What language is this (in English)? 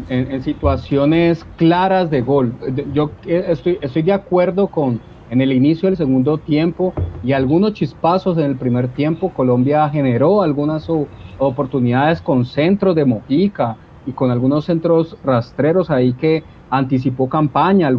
Spanish